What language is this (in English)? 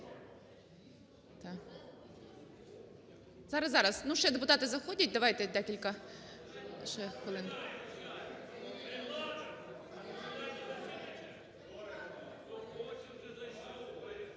Ukrainian